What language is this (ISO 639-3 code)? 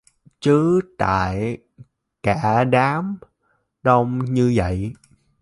vie